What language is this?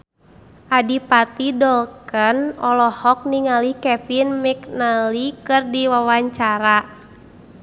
Sundanese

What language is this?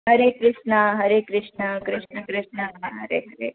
Sindhi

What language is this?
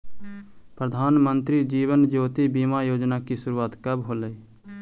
Magahi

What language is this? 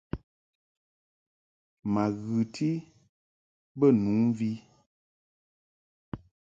Mungaka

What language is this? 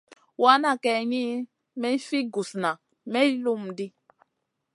Masana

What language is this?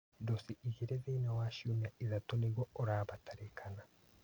Kikuyu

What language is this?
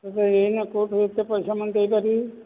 Odia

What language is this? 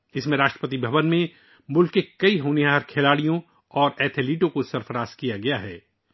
Urdu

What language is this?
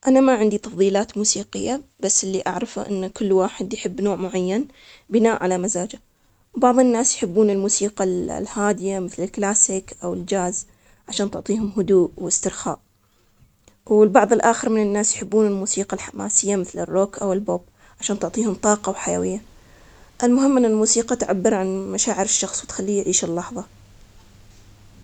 Omani Arabic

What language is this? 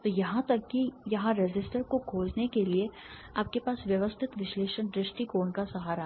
Hindi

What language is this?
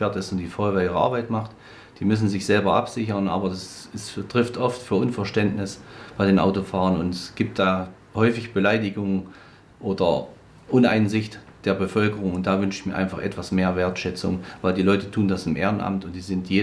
German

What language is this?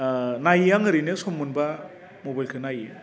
Bodo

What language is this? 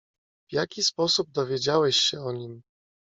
Polish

